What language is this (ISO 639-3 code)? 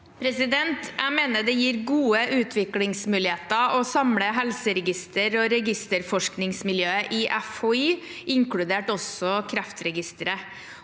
nor